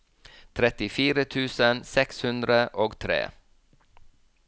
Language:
Norwegian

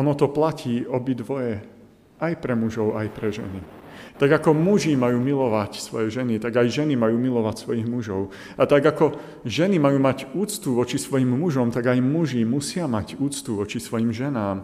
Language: Slovak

